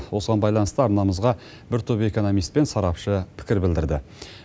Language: Kazakh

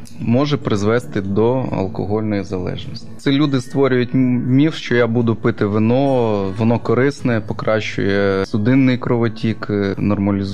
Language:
Ukrainian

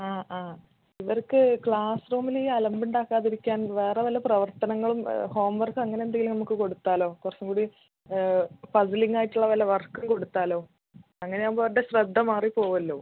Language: Malayalam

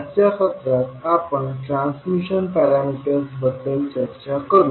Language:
Marathi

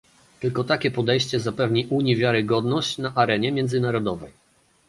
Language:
Polish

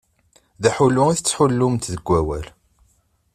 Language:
Kabyle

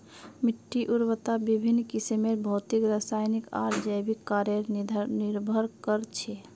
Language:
Magahi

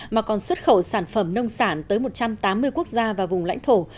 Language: Vietnamese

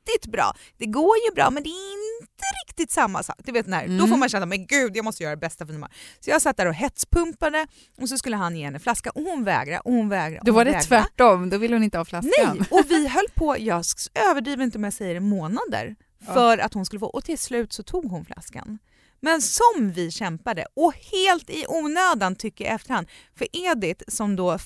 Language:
Swedish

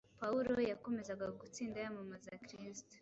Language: Kinyarwanda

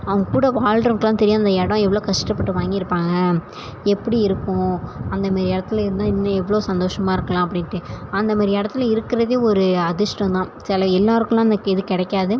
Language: Tamil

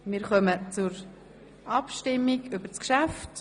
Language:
Swiss German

